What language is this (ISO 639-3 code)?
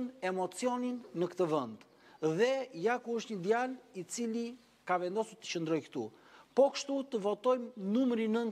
ron